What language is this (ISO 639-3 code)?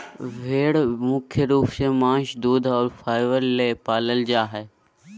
mag